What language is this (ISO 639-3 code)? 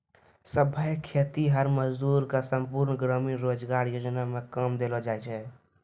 mai